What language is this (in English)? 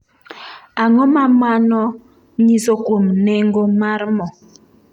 Luo (Kenya and Tanzania)